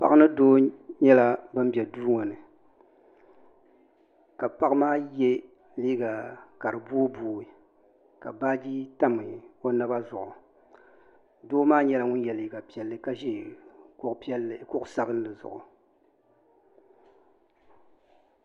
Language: Dagbani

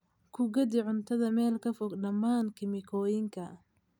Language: Somali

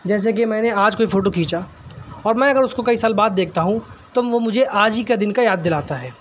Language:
Urdu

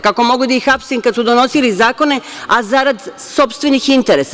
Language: Serbian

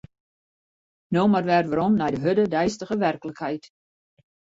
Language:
Western Frisian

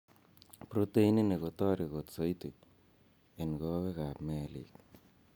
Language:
Kalenjin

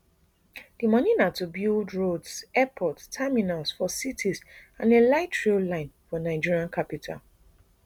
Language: Nigerian Pidgin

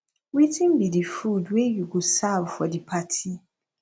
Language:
Nigerian Pidgin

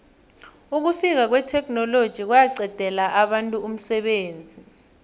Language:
South Ndebele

